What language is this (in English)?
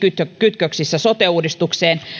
Finnish